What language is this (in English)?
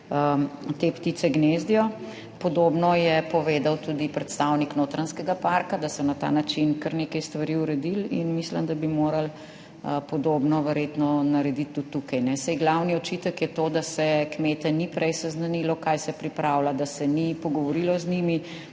Slovenian